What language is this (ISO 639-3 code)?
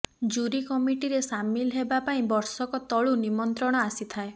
ori